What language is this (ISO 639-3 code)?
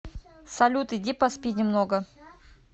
rus